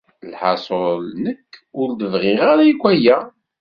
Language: Kabyle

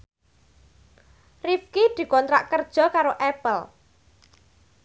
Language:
Javanese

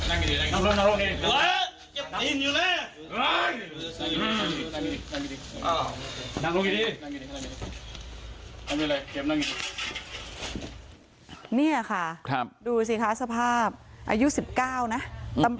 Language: Thai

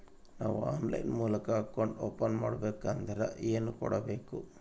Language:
Kannada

